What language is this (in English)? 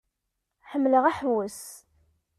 Kabyle